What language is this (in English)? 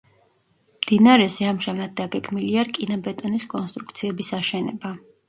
Georgian